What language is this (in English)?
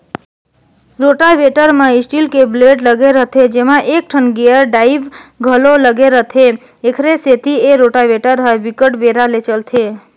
Chhattisgarhi